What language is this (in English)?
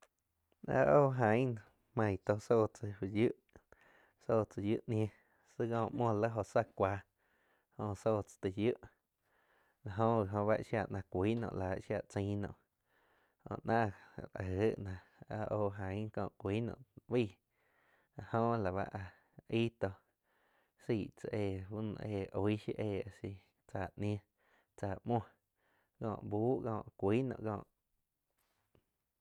Quiotepec Chinantec